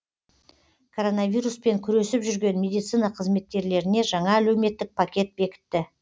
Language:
Kazakh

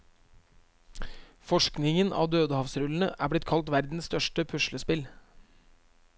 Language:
Norwegian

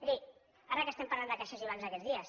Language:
Catalan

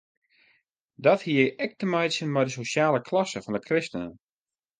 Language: Western Frisian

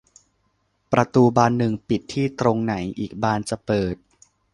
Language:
Thai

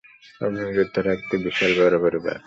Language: Bangla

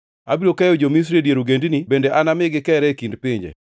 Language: Luo (Kenya and Tanzania)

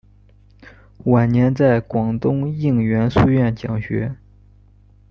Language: Chinese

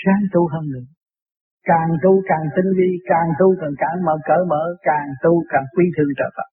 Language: Vietnamese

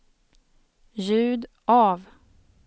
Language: Swedish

